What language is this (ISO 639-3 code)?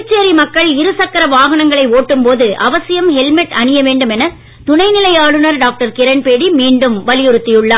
tam